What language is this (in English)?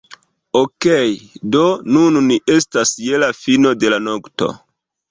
Esperanto